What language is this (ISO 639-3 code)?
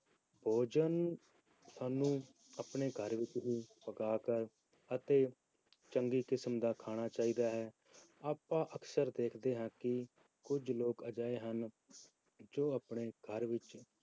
pan